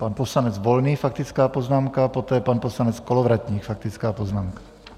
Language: Czech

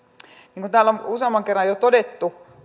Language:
Finnish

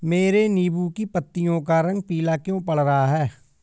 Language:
Hindi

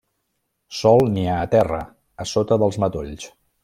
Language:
Catalan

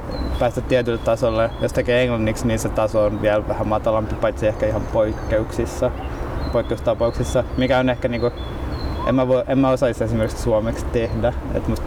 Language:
Finnish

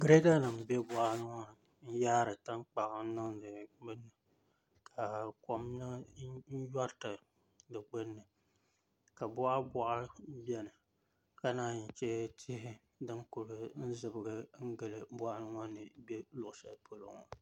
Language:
Dagbani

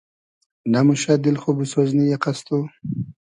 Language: Hazaragi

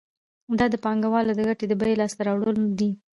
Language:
Pashto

